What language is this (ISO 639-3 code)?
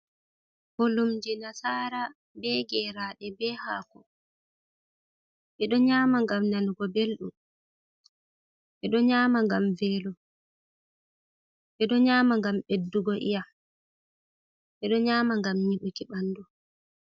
ful